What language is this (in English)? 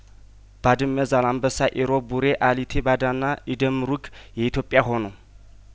Amharic